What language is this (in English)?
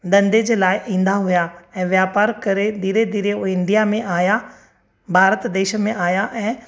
Sindhi